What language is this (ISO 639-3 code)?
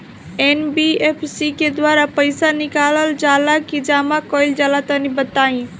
bho